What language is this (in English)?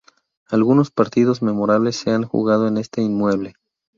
Spanish